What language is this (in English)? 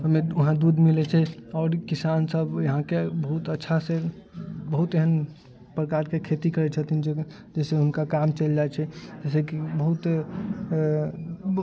Maithili